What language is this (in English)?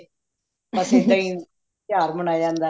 Punjabi